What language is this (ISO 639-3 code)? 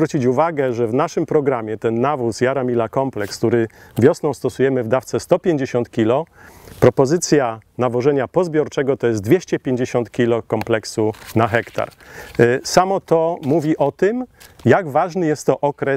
pol